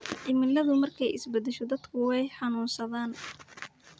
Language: Somali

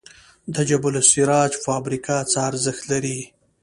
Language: Pashto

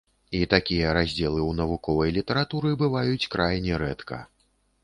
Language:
Belarusian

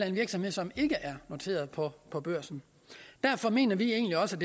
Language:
Danish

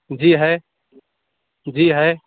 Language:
Urdu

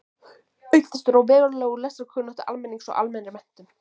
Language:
Icelandic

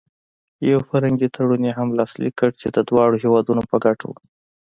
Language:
Pashto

